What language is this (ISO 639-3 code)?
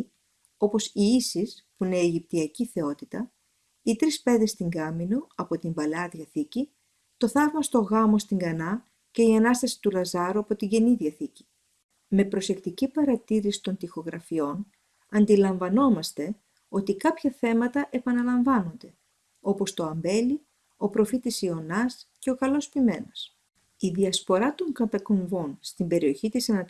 ell